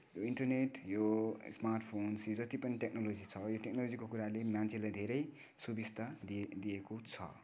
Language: Nepali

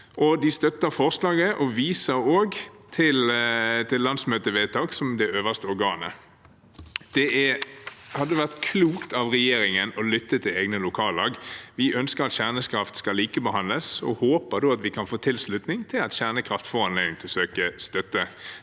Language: Norwegian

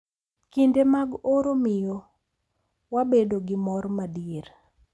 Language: Luo (Kenya and Tanzania)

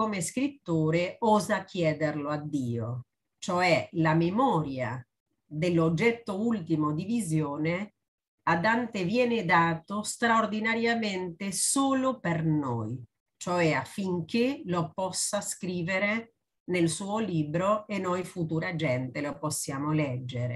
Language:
Italian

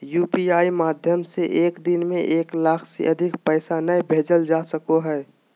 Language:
Magahi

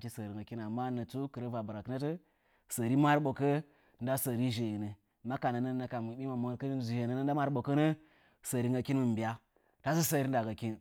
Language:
Nzanyi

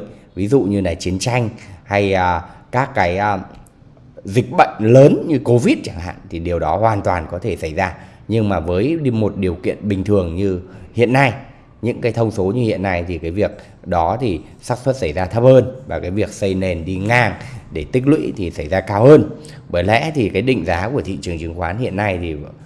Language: Vietnamese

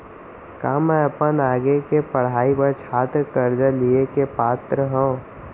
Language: Chhattisgarhi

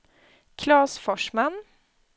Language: Swedish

